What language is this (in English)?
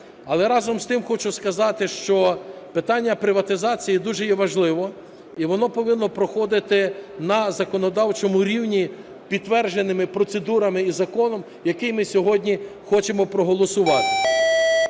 Ukrainian